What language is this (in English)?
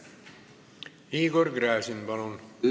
Estonian